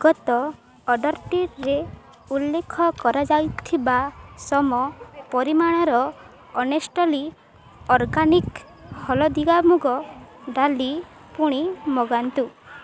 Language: Odia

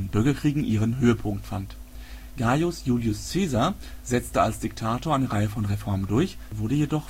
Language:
German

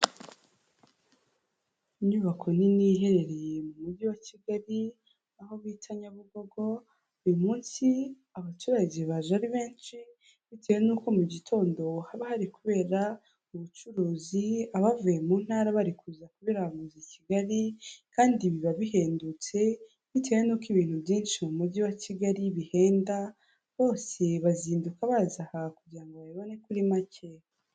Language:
Kinyarwanda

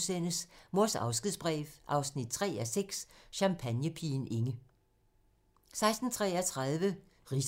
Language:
Danish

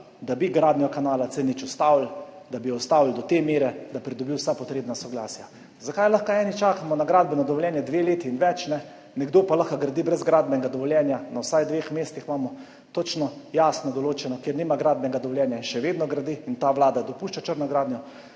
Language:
Slovenian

